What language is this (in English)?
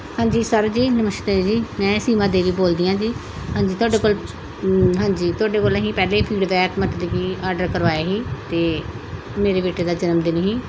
Punjabi